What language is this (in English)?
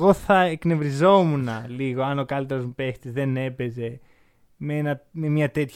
Greek